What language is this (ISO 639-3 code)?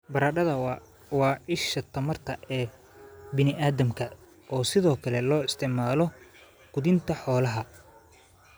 som